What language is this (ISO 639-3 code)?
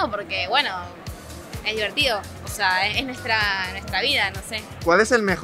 spa